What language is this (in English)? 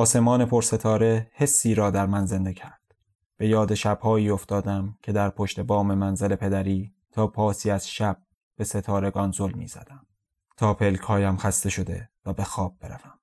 Persian